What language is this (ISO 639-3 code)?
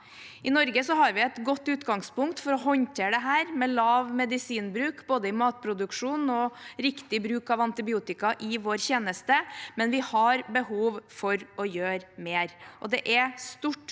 nor